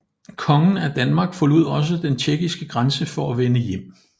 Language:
Danish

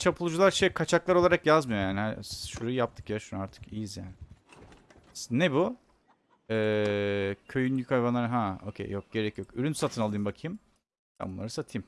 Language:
Turkish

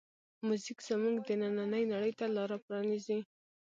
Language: Pashto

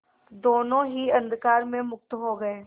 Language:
Hindi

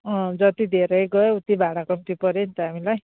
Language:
Nepali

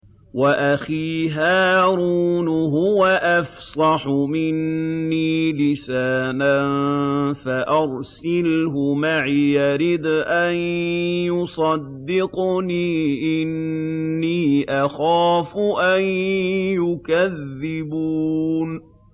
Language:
Arabic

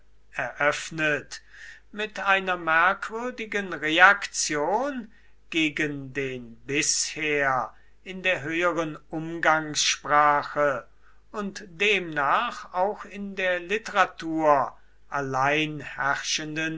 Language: German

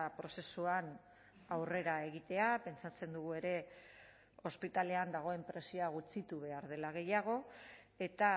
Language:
Basque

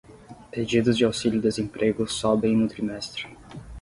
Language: Portuguese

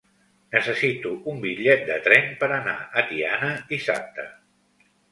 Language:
Catalan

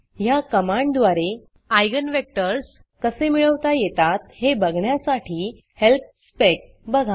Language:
Marathi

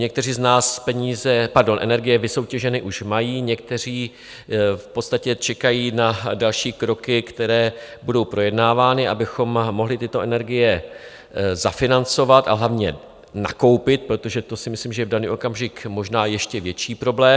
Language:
Czech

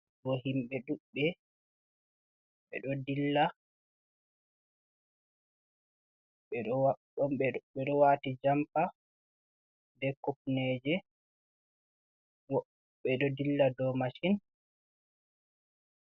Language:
Fula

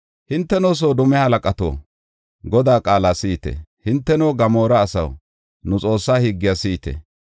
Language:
Gofa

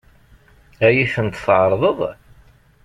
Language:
Kabyle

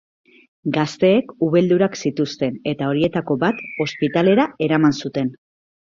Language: Basque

